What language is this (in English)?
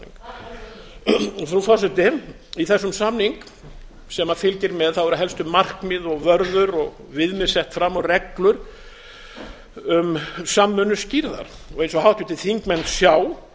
Icelandic